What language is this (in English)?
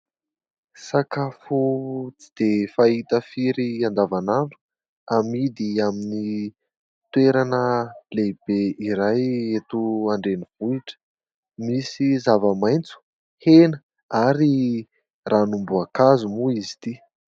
Malagasy